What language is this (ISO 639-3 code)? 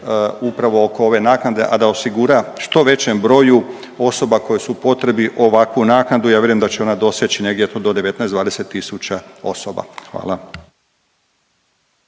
hrv